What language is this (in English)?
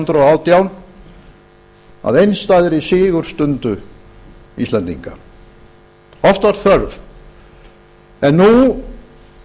Icelandic